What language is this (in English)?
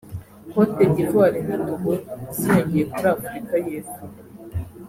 Kinyarwanda